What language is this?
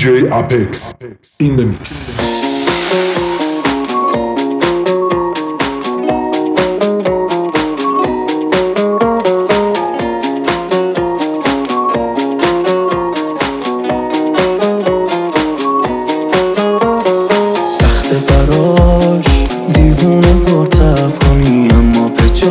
Persian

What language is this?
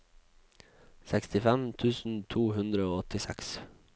Norwegian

